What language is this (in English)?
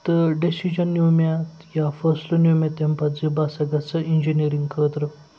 Kashmiri